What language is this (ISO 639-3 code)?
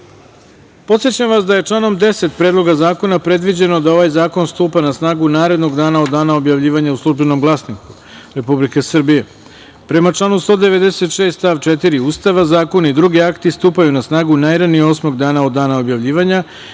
srp